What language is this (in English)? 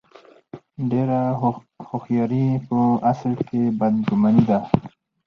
Pashto